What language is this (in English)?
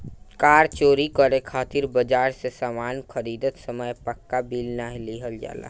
Bhojpuri